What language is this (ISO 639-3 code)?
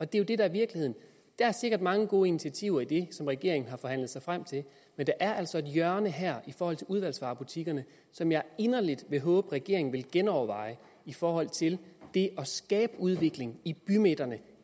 dan